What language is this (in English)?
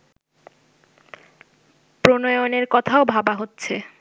Bangla